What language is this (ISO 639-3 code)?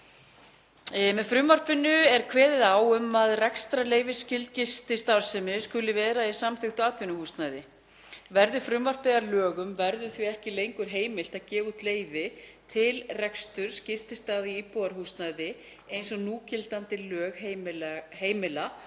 isl